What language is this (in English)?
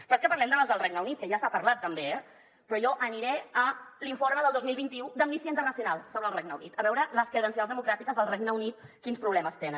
Catalan